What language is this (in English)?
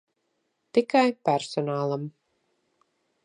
Latvian